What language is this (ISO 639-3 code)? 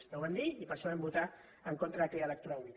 cat